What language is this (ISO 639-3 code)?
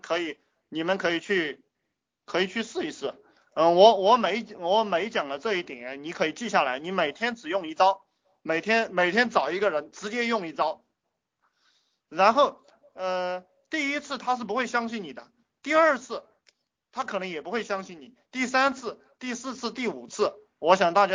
zho